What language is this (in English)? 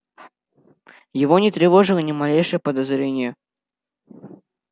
Russian